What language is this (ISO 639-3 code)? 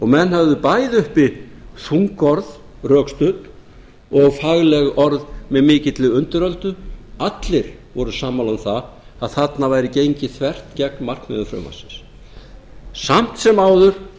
isl